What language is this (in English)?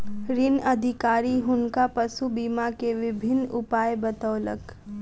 Maithili